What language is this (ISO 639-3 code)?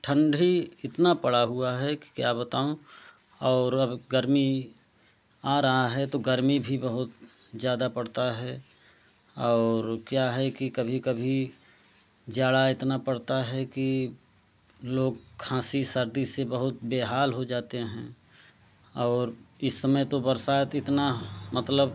hin